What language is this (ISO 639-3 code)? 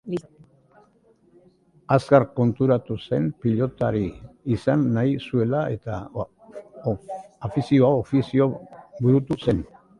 eus